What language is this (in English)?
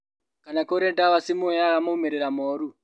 Kikuyu